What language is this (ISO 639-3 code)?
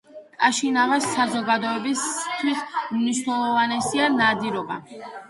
kat